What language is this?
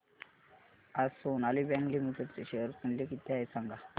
Marathi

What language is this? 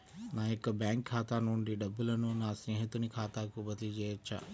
Telugu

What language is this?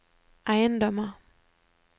Norwegian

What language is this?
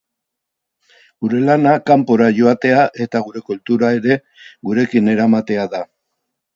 Basque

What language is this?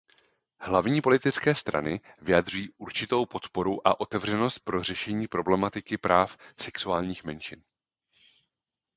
Czech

